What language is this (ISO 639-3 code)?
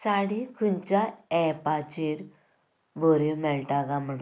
kok